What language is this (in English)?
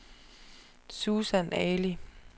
Danish